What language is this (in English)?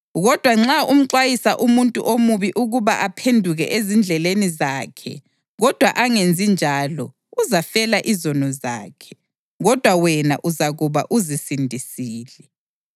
North Ndebele